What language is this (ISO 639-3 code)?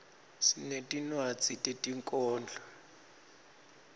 ssw